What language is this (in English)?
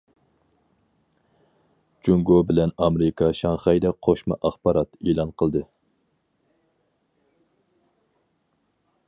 Uyghur